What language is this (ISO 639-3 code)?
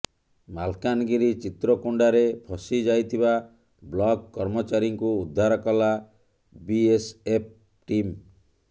ori